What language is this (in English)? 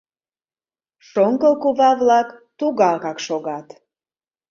Mari